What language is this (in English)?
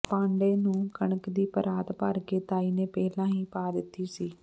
Punjabi